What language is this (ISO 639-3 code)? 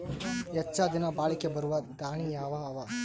kan